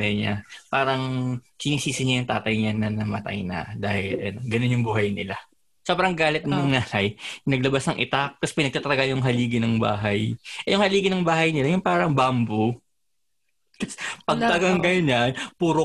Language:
Filipino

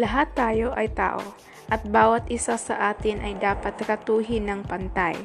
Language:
Filipino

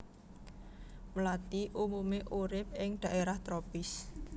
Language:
Javanese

